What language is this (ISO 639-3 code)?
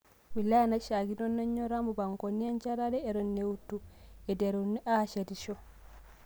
mas